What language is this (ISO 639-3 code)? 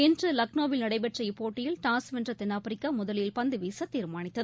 tam